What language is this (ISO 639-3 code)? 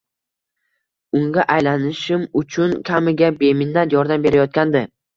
uzb